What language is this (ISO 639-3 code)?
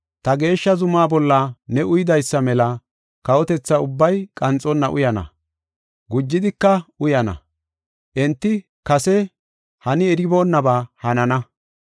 gof